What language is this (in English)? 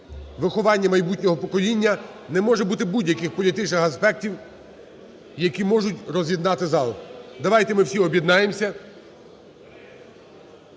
Ukrainian